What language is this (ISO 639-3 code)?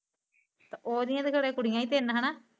pan